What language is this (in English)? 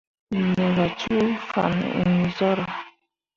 Mundang